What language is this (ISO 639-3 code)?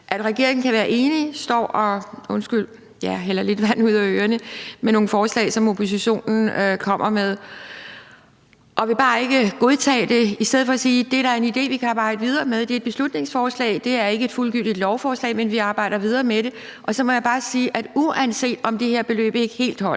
dan